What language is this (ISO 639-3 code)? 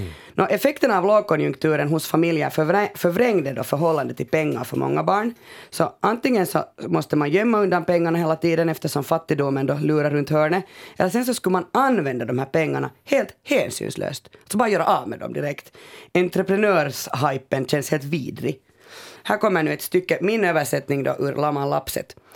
swe